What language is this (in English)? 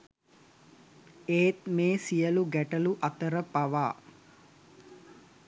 Sinhala